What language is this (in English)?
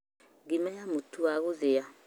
Kikuyu